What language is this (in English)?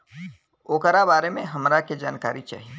Bhojpuri